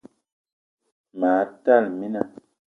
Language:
Eton (Cameroon)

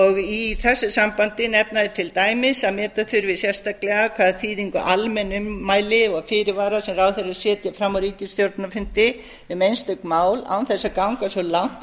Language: Icelandic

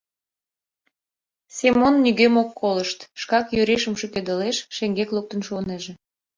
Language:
Mari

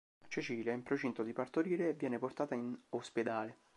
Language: Italian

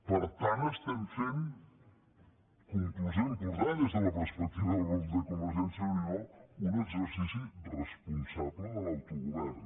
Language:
Catalan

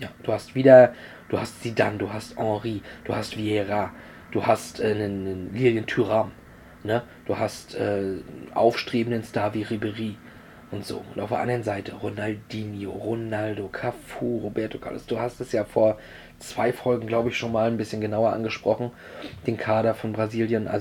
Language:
German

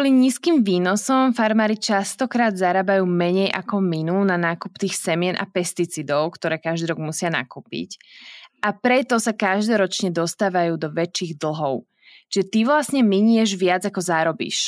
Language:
Slovak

